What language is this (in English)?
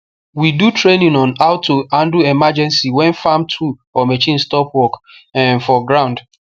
Nigerian Pidgin